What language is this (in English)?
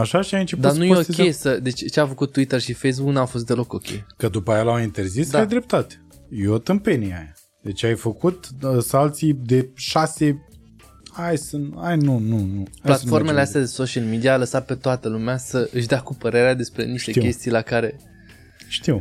Romanian